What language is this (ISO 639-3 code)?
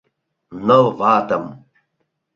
chm